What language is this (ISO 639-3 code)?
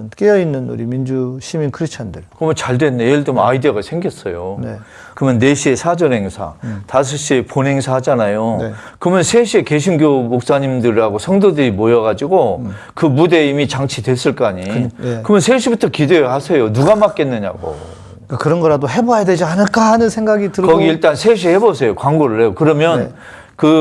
kor